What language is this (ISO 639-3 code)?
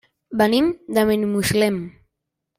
cat